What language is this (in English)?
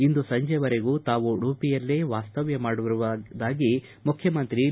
Kannada